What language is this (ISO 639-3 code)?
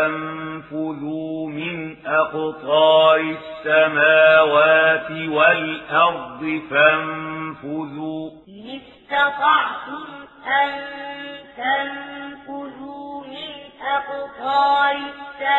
ara